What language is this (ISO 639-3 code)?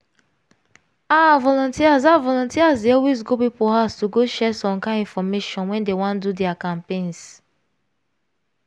pcm